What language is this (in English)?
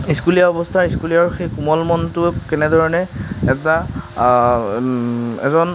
Assamese